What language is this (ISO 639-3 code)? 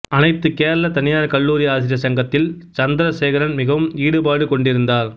tam